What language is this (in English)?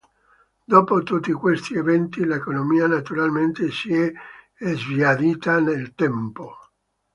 Italian